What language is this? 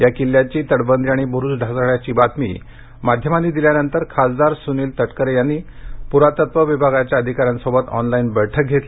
Marathi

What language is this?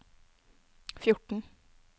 Norwegian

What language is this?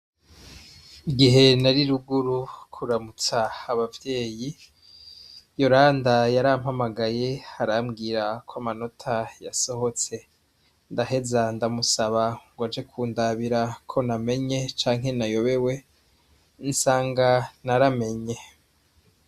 Rundi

